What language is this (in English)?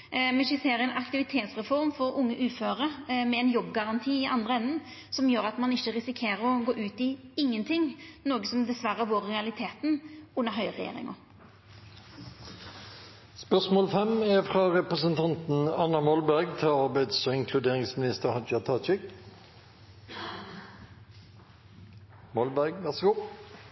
Norwegian